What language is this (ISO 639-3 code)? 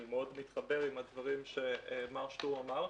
heb